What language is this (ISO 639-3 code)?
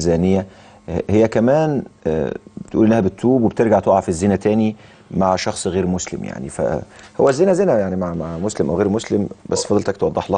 ara